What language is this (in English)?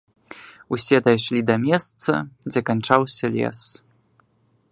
Belarusian